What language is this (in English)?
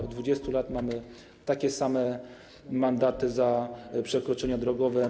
Polish